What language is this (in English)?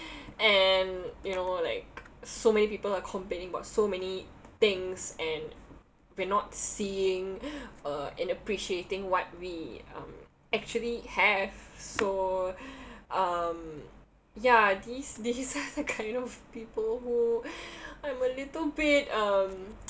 English